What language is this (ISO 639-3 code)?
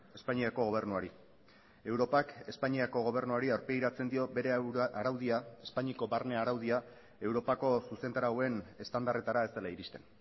eus